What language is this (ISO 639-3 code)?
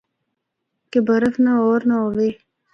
hno